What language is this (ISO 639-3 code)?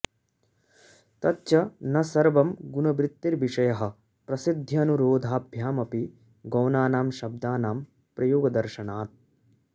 san